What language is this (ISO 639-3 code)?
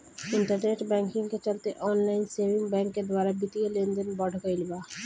bho